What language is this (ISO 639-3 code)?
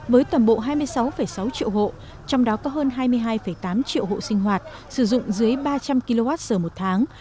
vie